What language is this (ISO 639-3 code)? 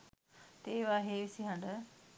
sin